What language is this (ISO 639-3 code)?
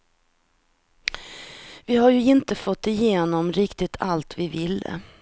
swe